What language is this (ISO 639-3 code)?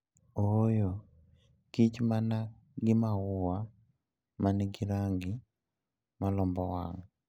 luo